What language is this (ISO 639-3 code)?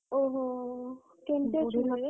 ori